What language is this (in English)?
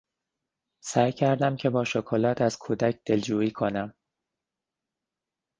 Persian